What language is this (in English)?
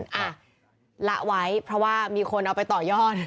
Thai